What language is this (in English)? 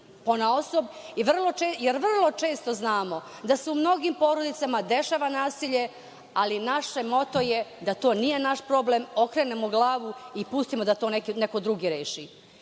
Serbian